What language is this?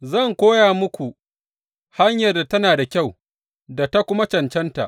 Hausa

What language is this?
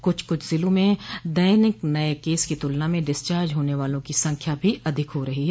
Hindi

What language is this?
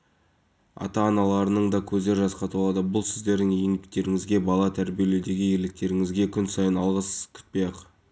Kazakh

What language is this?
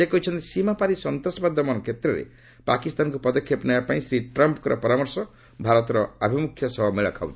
Odia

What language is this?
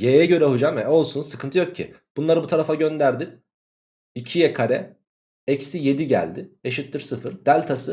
Turkish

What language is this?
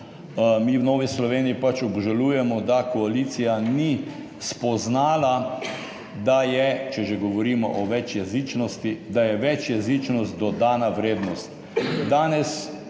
Slovenian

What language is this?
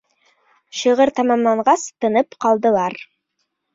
Bashkir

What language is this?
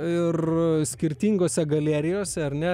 Lithuanian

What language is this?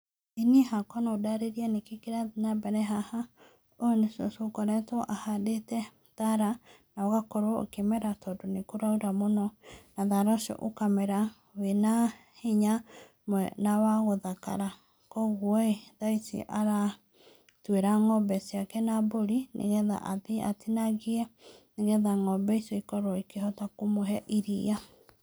Kikuyu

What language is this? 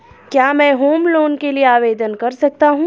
Hindi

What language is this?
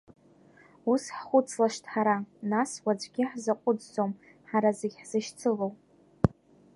Abkhazian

